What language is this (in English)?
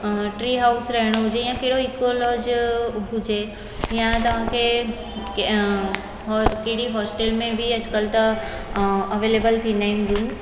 Sindhi